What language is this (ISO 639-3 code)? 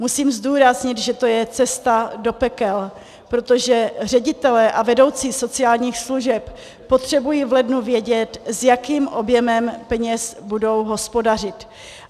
ces